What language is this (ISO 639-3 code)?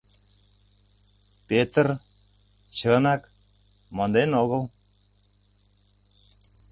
chm